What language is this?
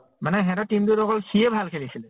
Assamese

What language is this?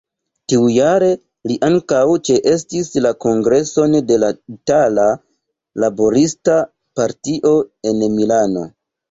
Esperanto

